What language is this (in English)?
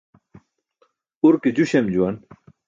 Burushaski